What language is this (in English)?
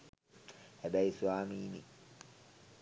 Sinhala